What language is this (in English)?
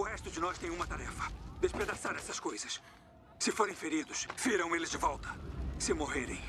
Portuguese